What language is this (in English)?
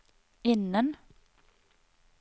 Norwegian